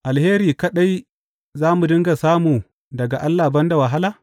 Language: Hausa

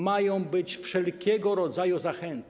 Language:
Polish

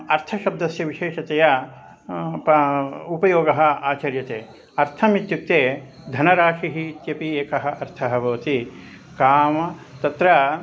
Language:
Sanskrit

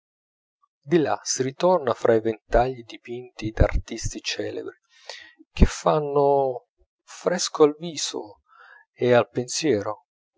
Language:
Italian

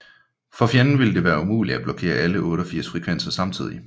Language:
Danish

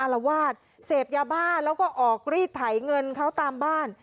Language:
Thai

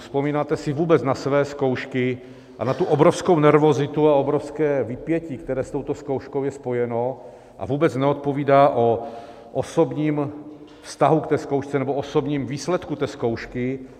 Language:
Czech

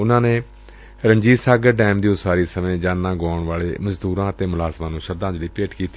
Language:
Punjabi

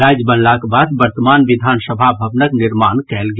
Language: Maithili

